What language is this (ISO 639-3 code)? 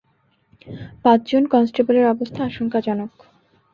ben